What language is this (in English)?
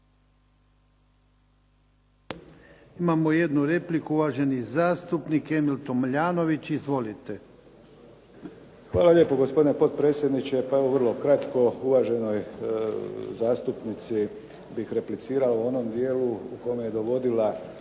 Croatian